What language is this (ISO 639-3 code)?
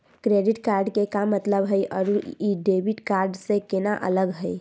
mag